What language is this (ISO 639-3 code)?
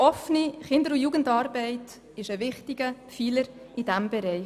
gsw